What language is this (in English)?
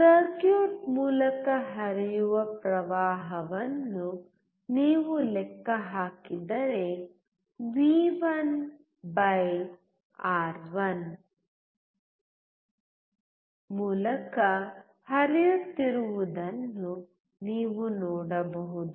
Kannada